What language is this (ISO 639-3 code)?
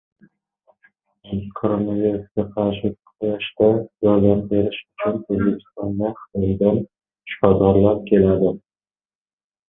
uzb